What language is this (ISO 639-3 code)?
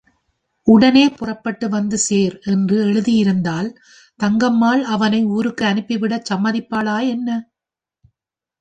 tam